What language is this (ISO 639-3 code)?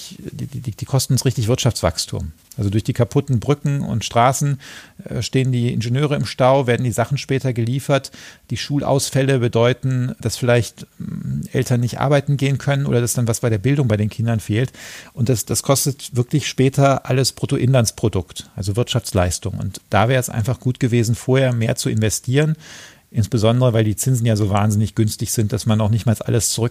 deu